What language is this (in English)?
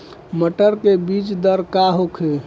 Bhojpuri